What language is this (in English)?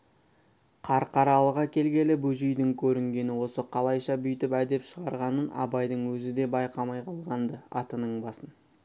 Kazakh